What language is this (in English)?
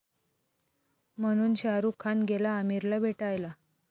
Marathi